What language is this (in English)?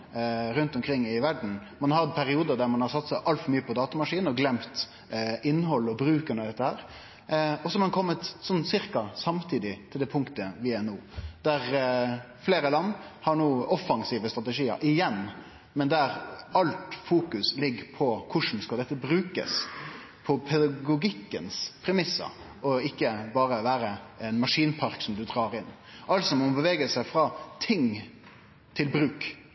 Norwegian Nynorsk